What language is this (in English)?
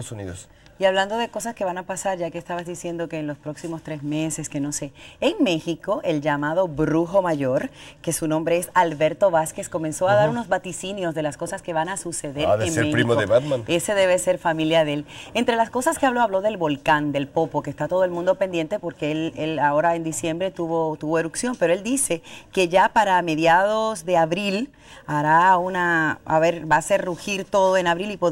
Spanish